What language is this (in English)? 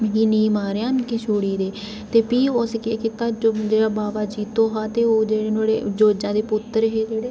Dogri